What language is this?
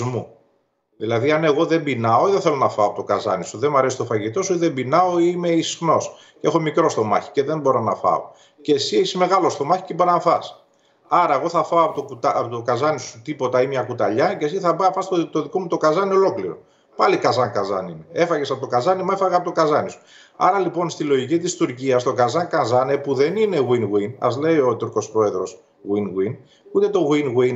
Greek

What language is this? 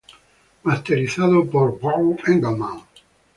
Spanish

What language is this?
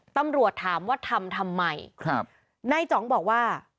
Thai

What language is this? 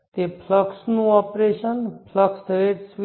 Gujarati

